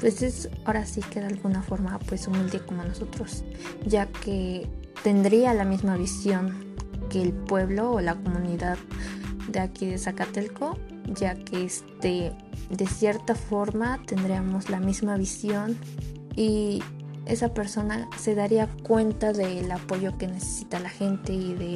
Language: Spanish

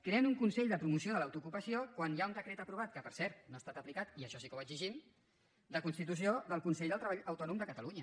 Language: Catalan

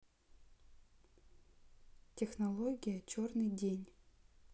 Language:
Russian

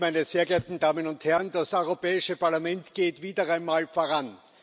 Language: German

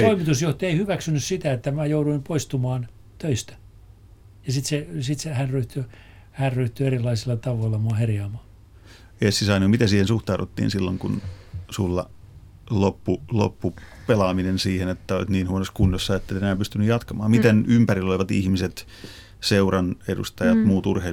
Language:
Finnish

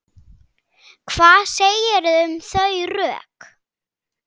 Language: Icelandic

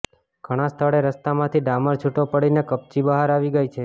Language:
Gujarati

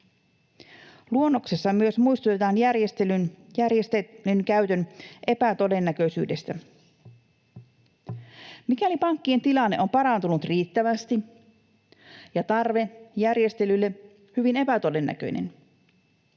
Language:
Finnish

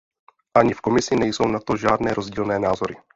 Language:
Czech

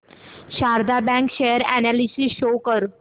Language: Marathi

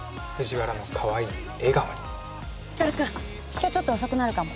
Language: Japanese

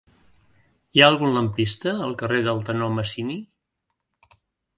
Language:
Catalan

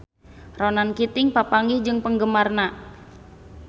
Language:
Sundanese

